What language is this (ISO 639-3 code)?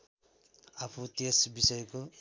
nep